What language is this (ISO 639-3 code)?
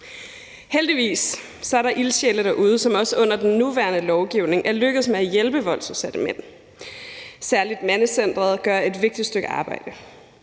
dan